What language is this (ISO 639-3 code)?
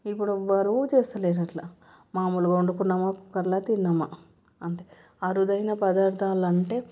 tel